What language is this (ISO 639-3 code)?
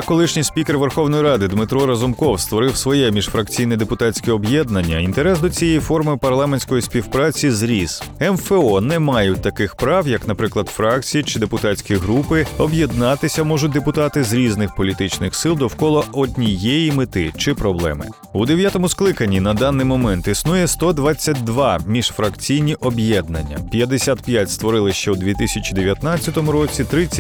ukr